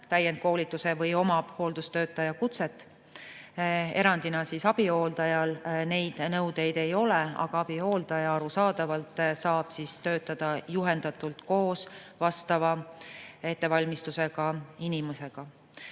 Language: Estonian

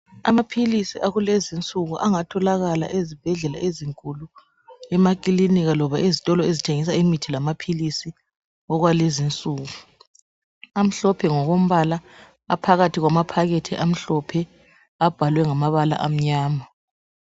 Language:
North Ndebele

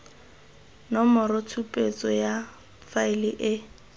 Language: Tswana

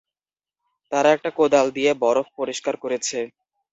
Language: Bangla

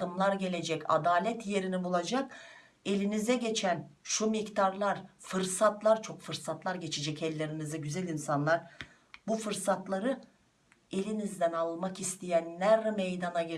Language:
Turkish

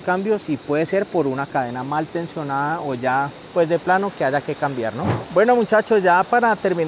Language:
Spanish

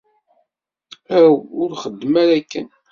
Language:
Kabyle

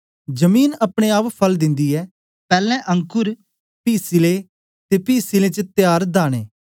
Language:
Dogri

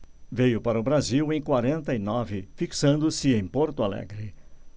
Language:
Portuguese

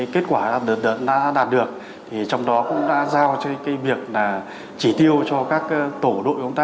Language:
Vietnamese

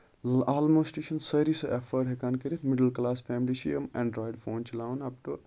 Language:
Kashmiri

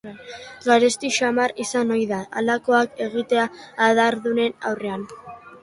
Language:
Basque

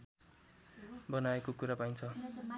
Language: Nepali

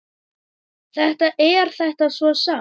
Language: Icelandic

